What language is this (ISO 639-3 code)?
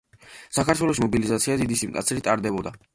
kat